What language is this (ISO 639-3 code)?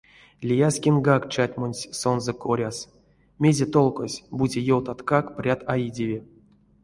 myv